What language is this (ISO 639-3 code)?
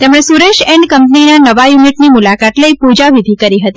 guj